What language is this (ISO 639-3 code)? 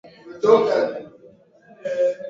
swa